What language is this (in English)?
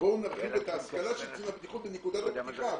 Hebrew